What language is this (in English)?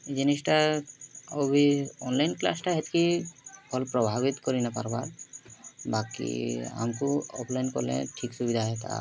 Odia